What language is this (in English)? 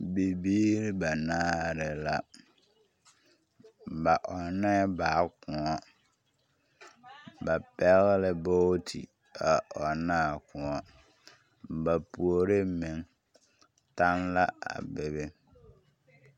Southern Dagaare